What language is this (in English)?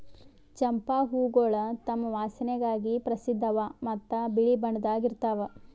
Kannada